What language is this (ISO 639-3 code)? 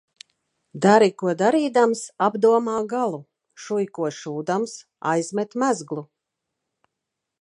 lav